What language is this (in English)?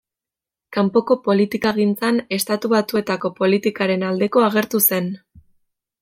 Basque